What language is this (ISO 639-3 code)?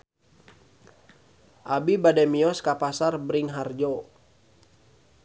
sun